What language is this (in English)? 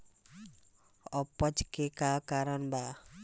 Bhojpuri